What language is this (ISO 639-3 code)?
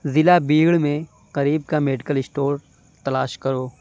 urd